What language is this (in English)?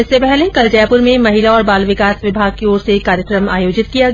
Hindi